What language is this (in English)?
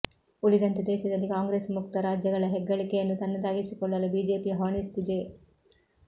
Kannada